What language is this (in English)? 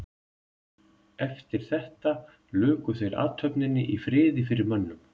Icelandic